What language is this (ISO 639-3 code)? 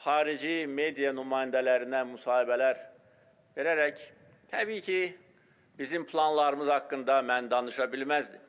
tur